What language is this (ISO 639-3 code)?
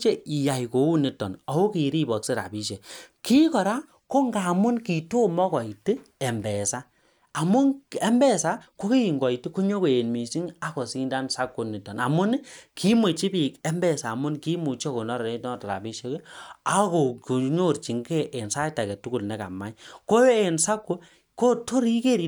kln